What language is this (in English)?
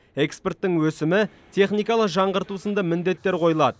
Kazakh